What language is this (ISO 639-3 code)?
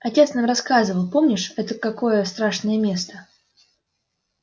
rus